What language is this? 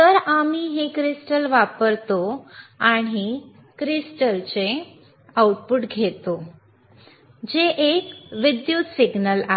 Marathi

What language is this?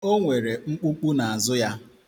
Igbo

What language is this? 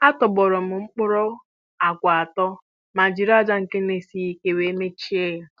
Igbo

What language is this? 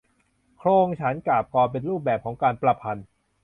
Thai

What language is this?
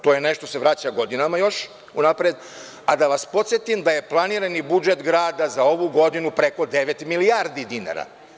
Serbian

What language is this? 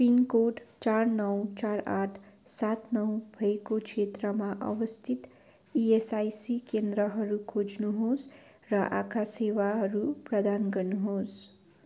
Nepali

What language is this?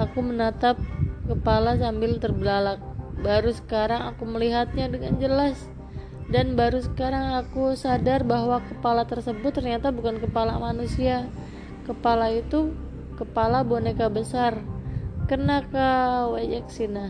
Indonesian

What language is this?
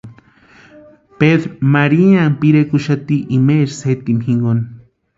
Western Highland Purepecha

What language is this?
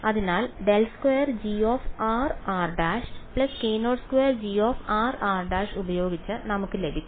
Malayalam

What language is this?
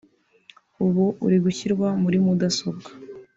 Kinyarwanda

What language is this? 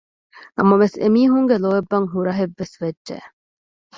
Divehi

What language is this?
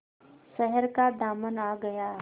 Hindi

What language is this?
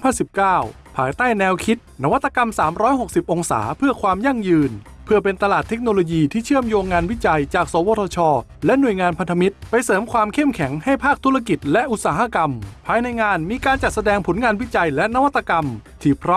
Thai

